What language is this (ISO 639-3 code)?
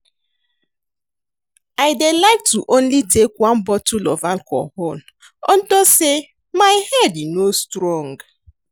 pcm